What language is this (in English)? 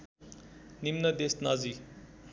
Nepali